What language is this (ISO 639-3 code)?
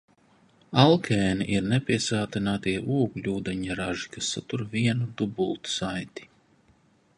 lav